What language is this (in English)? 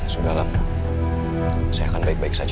Indonesian